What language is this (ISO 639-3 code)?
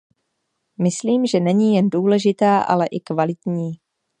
ces